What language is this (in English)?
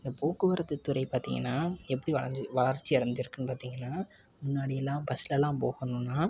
Tamil